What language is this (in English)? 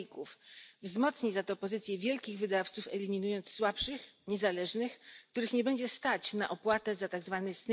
Polish